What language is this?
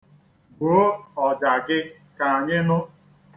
Igbo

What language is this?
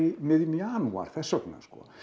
Icelandic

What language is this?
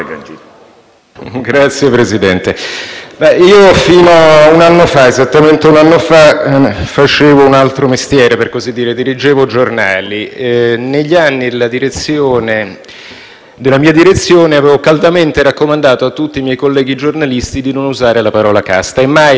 Italian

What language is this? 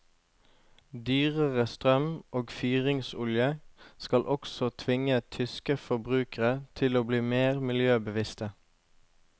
Norwegian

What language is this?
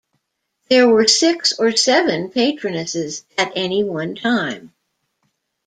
English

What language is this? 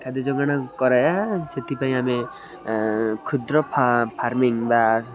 Odia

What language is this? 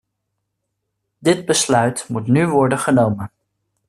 Dutch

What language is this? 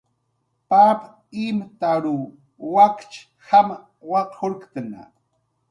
Jaqaru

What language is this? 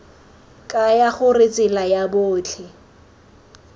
Tswana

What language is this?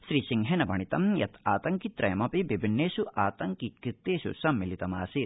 Sanskrit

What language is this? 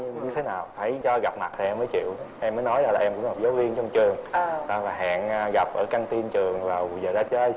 Vietnamese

